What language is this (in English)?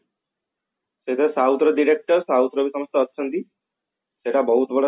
Odia